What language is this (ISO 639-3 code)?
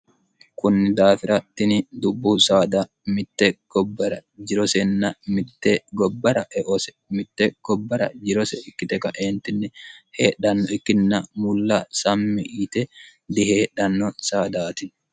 sid